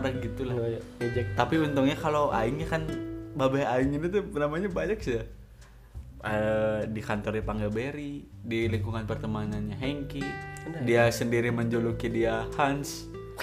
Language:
Indonesian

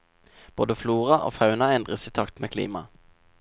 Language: Norwegian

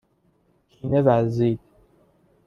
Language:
Persian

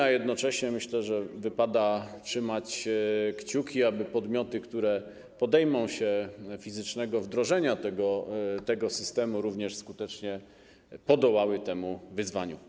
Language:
Polish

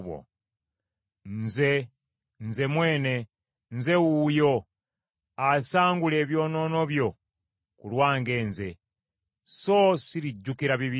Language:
Ganda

